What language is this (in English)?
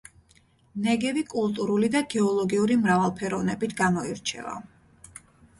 Georgian